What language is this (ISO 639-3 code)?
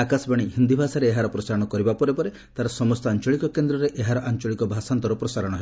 ori